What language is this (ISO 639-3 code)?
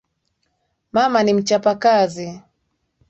swa